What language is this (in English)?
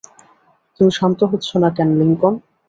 Bangla